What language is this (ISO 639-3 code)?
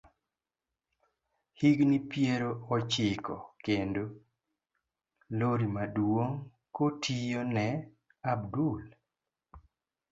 luo